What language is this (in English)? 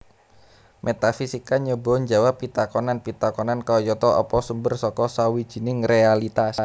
Javanese